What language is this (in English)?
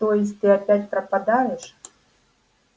Russian